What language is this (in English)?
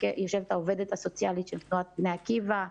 Hebrew